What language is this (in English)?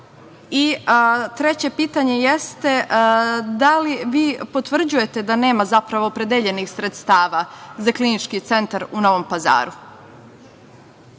Serbian